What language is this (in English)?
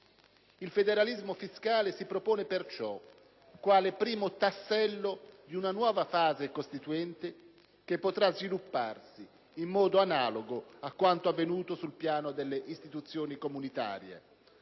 Italian